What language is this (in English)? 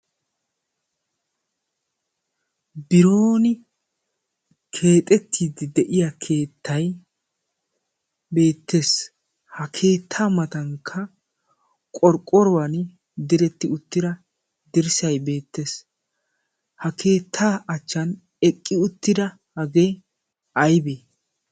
Wolaytta